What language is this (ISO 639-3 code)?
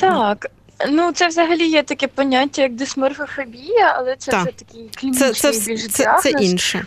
ukr